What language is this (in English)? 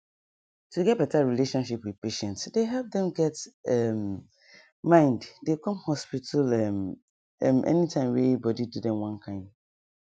Nigerian Pidgin